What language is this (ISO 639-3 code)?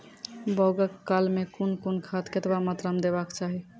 mai